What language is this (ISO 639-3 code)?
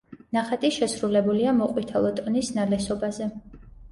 kat